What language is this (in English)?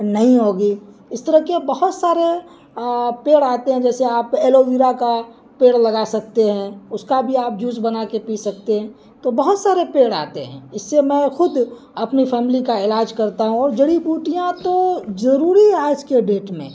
Urdu